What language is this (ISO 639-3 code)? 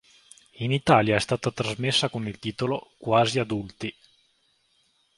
ita